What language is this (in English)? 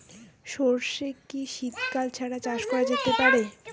Bangla